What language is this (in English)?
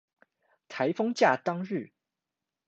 Chinese